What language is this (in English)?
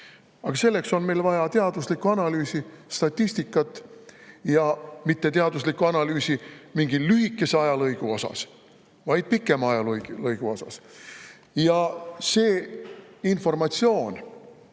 Estonian